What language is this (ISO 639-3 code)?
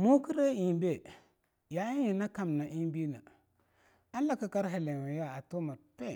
lnu